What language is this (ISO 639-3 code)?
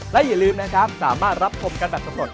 tha